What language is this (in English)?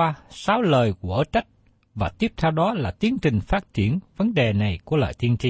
Vietnamese